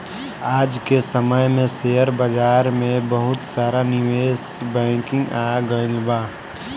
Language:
Bhojpuri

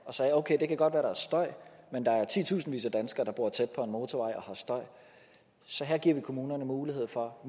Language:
Danish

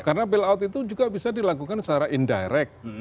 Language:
Indonesian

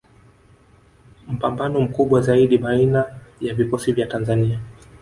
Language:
Swahili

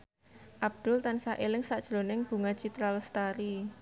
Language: Javanese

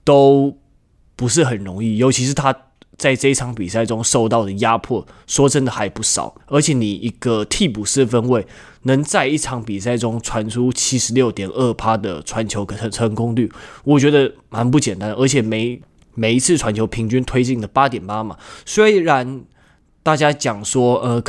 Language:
Chinese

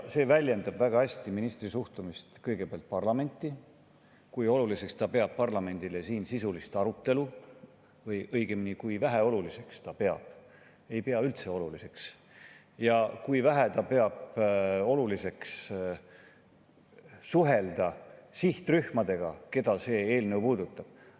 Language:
Estonian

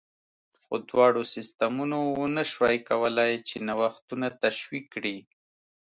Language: Pashto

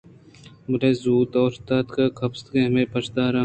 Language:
Eastern Balochi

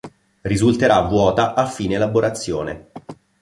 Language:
Italian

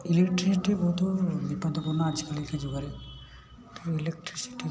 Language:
Odia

